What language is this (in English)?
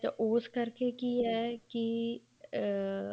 Punjabi